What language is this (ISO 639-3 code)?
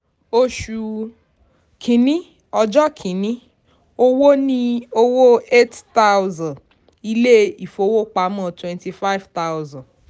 yor